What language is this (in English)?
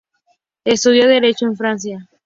Spanish